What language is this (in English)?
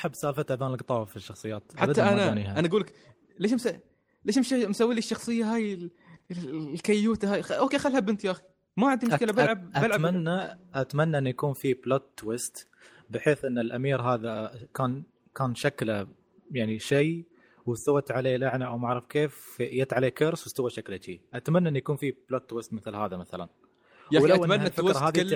Arabic